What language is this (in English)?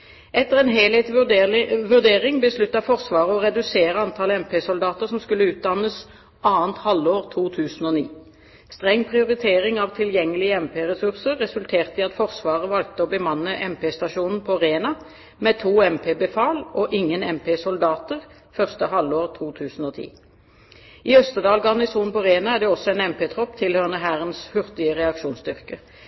Norwegian Bokmål